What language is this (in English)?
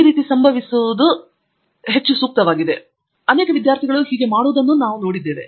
Kannada